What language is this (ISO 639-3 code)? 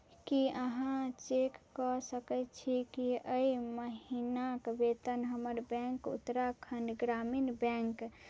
mai